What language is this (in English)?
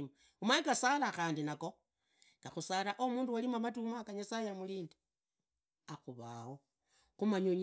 Idakho-Isukha-Tiriki